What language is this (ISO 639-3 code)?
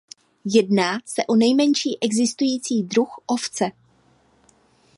ces